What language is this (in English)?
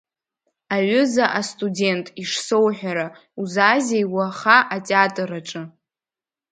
Abkhazian